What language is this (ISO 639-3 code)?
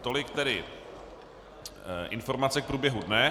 ces